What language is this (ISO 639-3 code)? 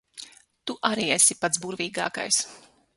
lav